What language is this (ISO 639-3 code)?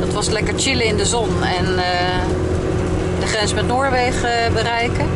nld